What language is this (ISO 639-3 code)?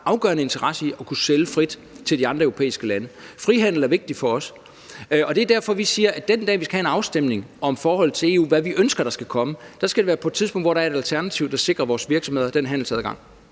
dan